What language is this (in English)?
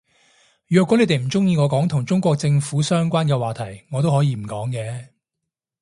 Cantonese